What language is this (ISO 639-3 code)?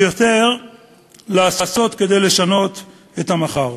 heb